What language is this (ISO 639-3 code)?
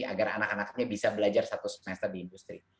ind